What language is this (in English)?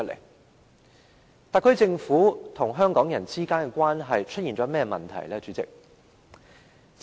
Cantonese